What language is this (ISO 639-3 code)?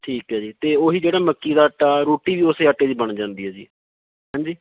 pan